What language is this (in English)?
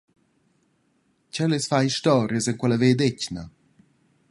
Romansh